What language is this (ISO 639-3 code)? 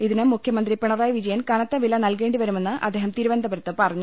mal